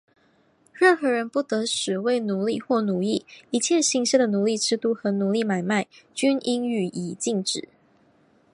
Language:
Chinese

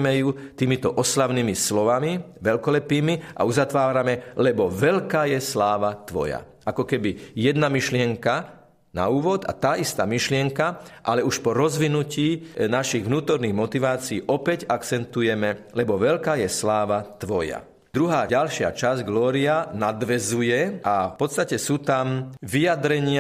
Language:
Slovak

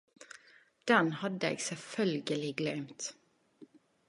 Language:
Norwegian Nynorsk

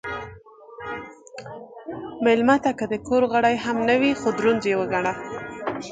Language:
Pashto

